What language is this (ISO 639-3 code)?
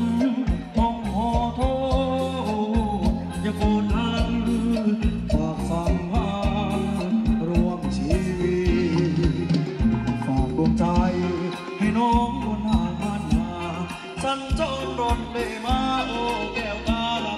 tha